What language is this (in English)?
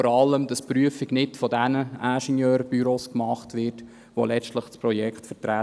Swiss German